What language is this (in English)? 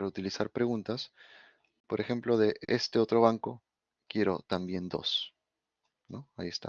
Spanish